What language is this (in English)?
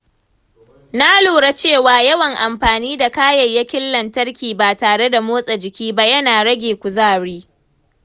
Hausa